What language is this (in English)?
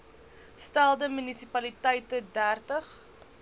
Afrikaans